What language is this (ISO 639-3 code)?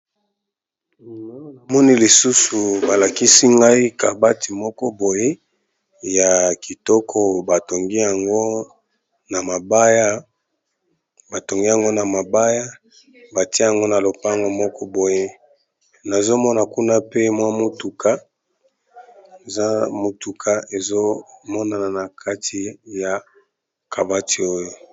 lin